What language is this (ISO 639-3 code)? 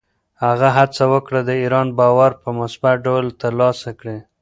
pus